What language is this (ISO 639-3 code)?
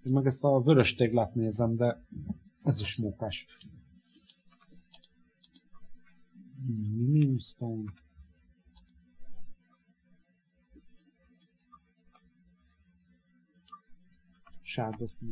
hun